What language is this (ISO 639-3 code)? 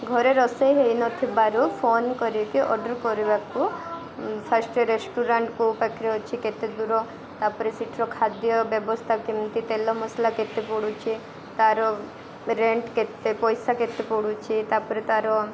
ori